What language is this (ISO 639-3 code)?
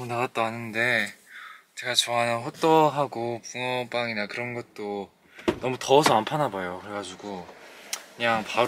kor